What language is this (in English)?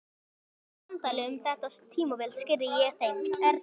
Icelandic